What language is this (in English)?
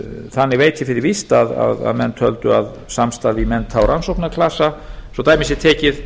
Icelandic